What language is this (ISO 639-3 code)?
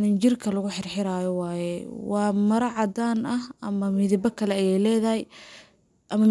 som